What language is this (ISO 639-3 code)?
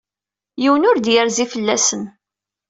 kab